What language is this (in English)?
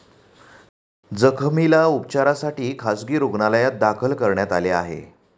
Marathi